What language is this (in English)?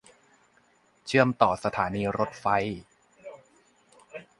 Thai